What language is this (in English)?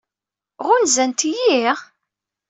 Kabyle